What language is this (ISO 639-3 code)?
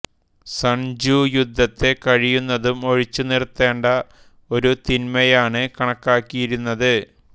mal